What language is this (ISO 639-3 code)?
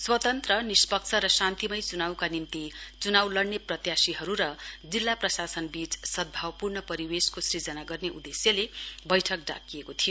nep